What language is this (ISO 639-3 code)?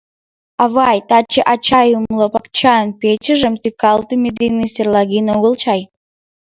chm